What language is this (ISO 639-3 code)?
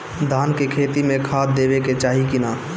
bho